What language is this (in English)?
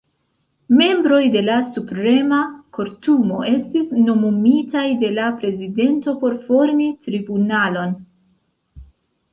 Esperanto